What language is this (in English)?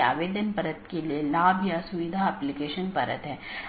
Hindi